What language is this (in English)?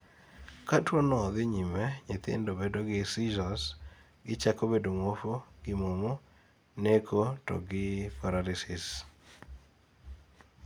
Luo (Kenya and Tanzania)